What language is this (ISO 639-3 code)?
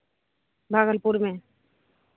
hin